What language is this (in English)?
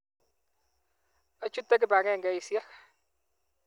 Kalenjin